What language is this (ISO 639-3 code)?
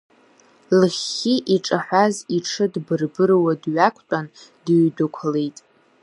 abk